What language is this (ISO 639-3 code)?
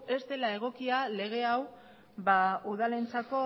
eus